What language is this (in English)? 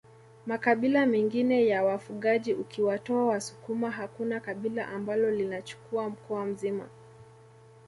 Swahili